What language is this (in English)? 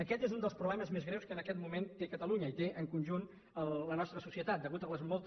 Catalan